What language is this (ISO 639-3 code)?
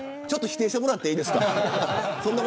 jpn